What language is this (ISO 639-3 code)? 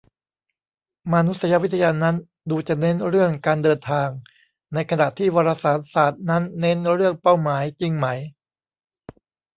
tha